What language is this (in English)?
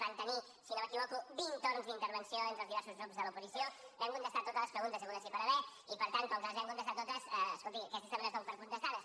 Catalan